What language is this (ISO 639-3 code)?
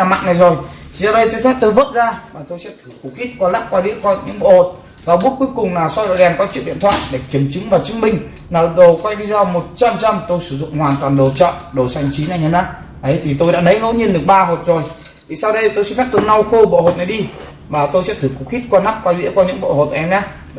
vie